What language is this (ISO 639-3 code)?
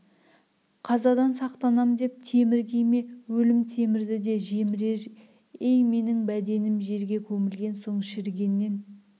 kaz